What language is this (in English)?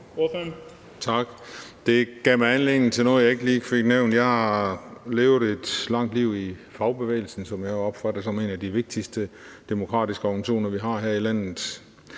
Danish